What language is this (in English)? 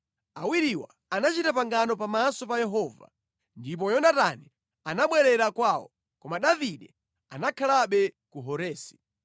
Nyanja